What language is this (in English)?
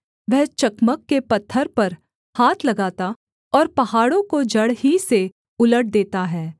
Hindi